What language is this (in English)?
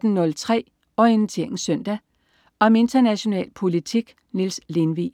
Danish